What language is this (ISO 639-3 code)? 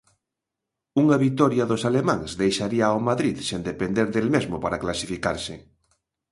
glg